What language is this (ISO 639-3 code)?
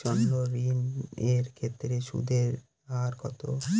ben